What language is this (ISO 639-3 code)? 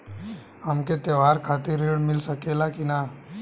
bho